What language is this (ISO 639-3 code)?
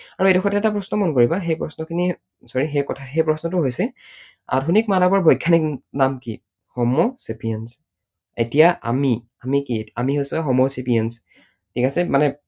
asm